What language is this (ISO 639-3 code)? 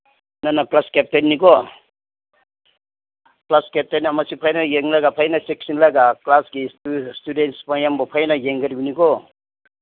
mni